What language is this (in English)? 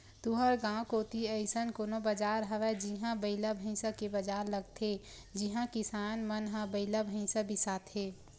Chhattisgarhi